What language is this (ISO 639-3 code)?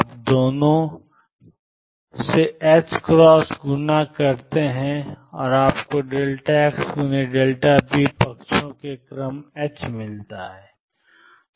hin